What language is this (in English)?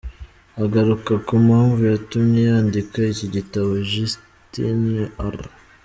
Kinyarwanda